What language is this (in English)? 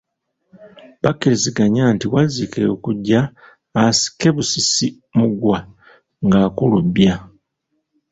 Ganda